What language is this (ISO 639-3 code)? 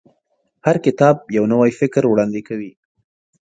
pus